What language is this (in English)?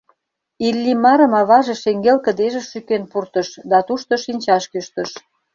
Mari